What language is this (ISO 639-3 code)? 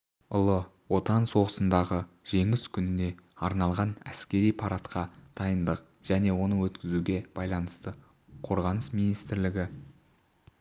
kaz